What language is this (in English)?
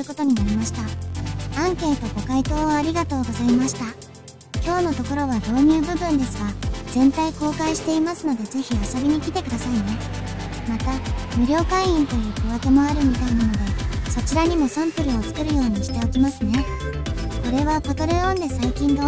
Japanese